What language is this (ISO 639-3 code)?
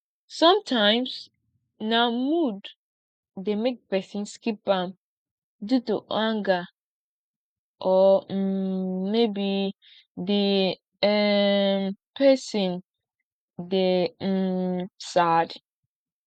pcm